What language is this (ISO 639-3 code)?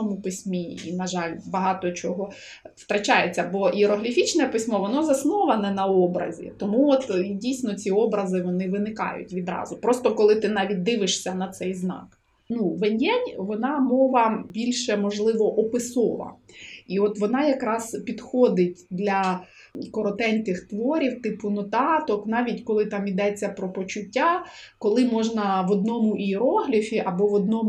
ukr